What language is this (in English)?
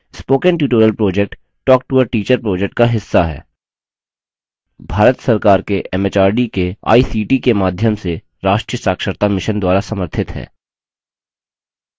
Hindi